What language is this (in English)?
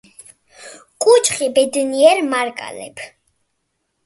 Georgian